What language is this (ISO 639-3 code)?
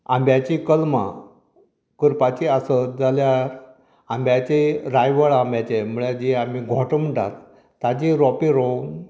kok